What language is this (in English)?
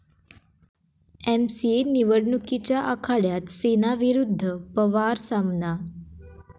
Marathi